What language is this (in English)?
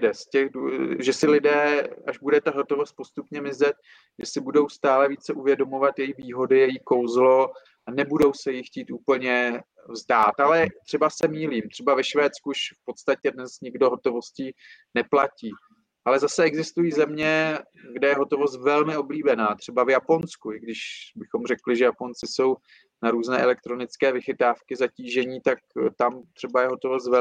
Czech